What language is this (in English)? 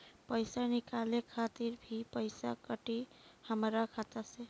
Bhojpuri